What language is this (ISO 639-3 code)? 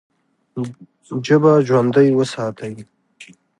pus